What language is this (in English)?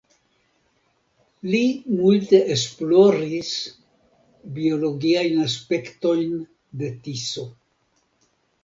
Esperanto